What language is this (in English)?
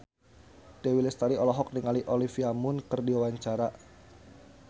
Sundanese